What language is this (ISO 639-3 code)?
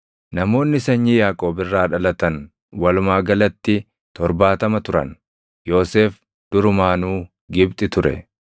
orm